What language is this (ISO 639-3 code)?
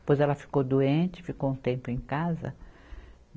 por